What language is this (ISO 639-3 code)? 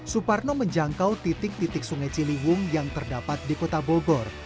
ind